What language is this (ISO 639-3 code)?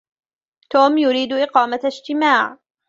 ara